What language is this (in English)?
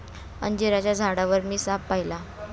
Marathi